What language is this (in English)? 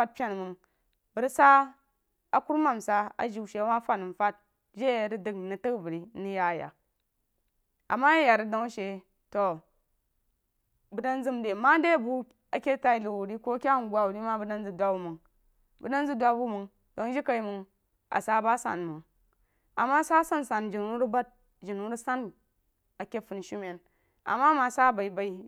Jiba